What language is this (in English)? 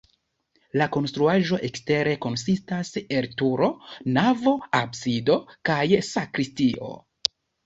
Esperanto